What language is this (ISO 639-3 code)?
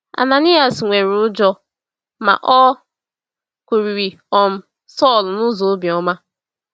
ibo